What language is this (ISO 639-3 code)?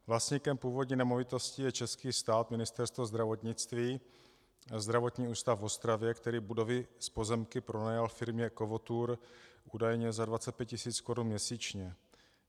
ces